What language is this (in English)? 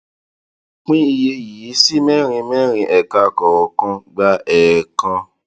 Yoruba